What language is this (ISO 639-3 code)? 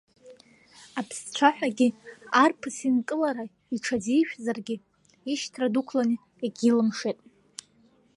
abk